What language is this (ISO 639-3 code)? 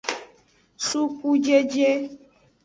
ajg